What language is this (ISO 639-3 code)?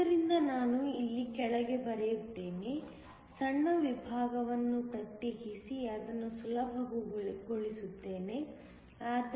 kan